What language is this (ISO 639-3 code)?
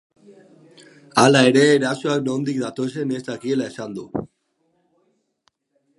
eus